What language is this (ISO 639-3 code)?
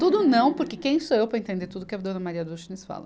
por